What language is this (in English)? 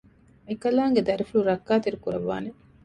Divehi